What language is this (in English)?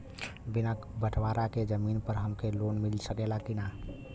Bhojpuri